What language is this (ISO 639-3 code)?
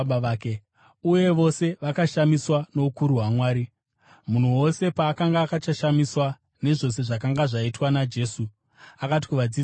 sna